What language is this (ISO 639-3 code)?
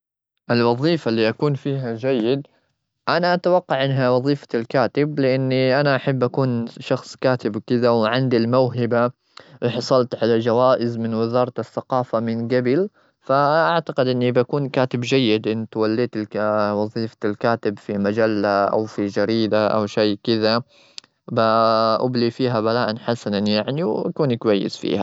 afb